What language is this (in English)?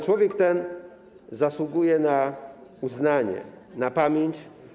Polish